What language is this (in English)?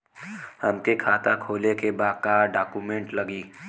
Bhojpuri